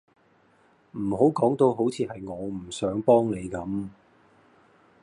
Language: Cantonese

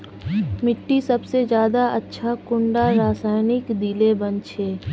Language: Magahi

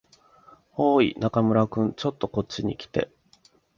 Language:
Japanese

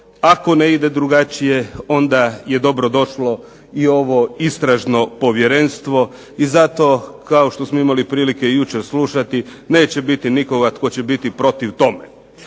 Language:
Croatian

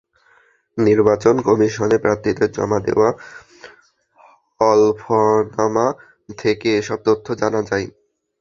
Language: Bangla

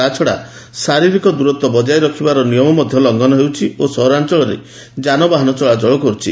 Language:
Odia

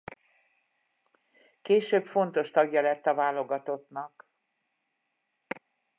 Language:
Hungarian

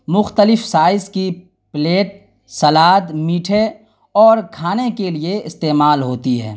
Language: Urdu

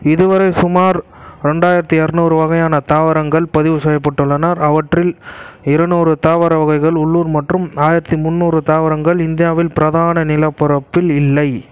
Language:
Tamil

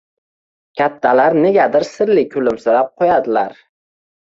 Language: Uzbek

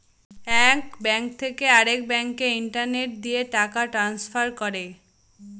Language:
Bangla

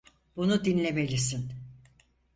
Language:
Turkish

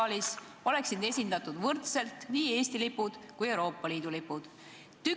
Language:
Estonian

